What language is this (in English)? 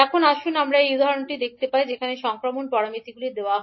Bangla